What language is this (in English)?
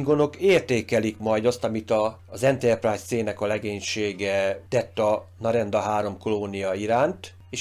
Hungarian